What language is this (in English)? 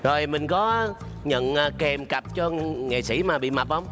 Vietnamese